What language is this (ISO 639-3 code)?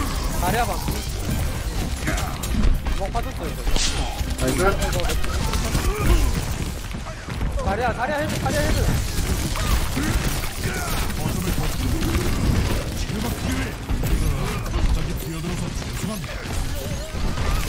kor